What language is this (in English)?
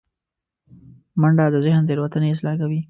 Pashto